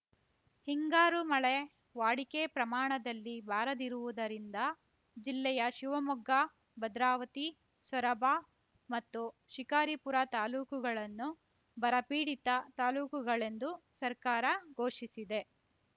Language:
Kannada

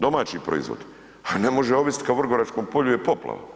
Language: Croatian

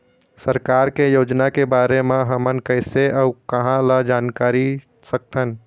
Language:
Chhattisgarhi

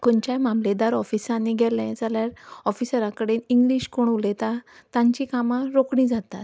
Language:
Konkani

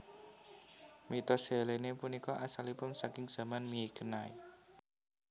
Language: Javanese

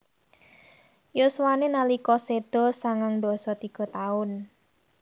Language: Javanese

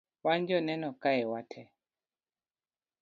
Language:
Luo (Kenya and Tanzania)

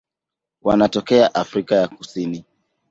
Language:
Swahili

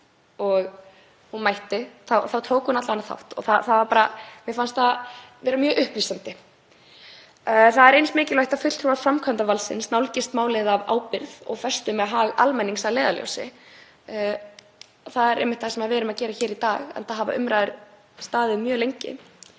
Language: Icelandic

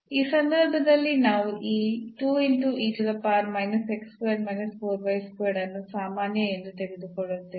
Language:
Kannada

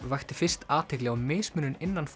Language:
Icelandic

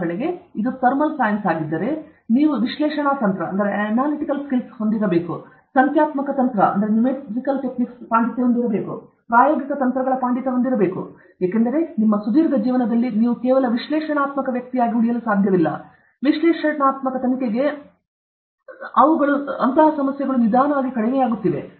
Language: Kannada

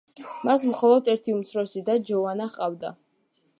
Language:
Georgian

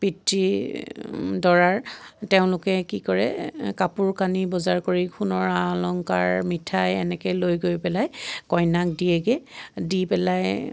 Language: Assamese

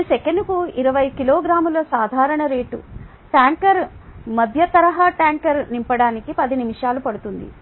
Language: Telugu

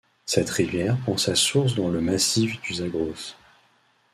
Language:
French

